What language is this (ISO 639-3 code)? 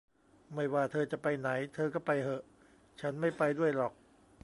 tha